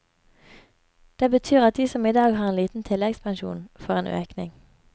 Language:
Norwegian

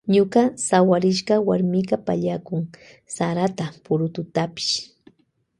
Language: Loja Highland Quichua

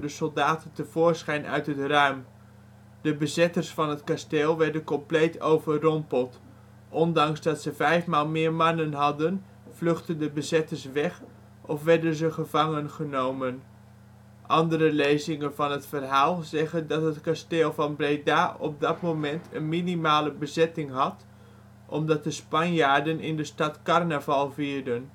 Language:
Dutch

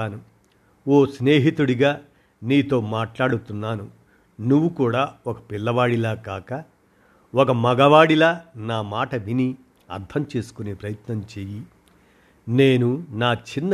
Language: Telugu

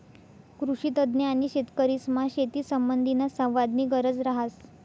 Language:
Marathi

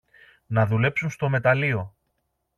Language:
Greek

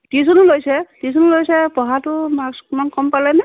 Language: Assamese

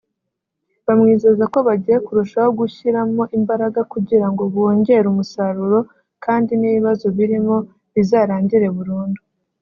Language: Kinyarwanda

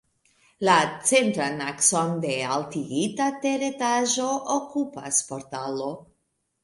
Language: Esperanto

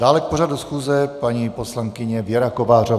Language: Czech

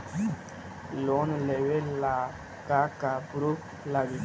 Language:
Bhojpuri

